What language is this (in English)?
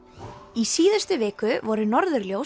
Icelandic